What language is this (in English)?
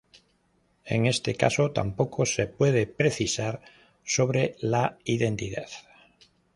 Spanish